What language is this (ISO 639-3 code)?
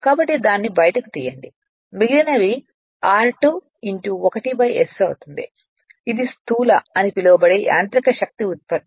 tel